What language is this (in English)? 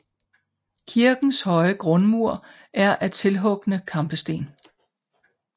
Danish